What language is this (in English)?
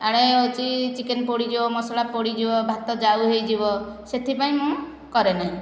Odia